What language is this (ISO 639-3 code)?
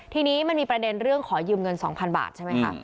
tha